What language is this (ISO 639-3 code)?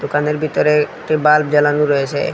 ben